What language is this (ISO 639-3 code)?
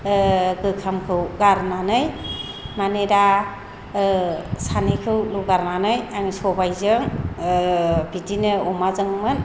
brx